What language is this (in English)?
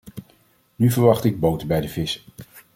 Dutch